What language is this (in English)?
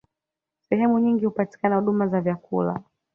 Swahili